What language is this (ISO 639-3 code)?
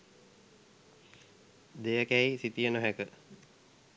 sin